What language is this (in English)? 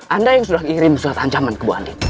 Indonesian